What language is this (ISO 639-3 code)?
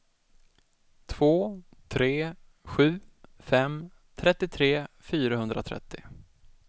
swe